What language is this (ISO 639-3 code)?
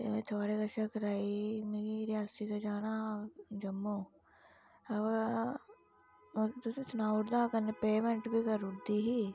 doi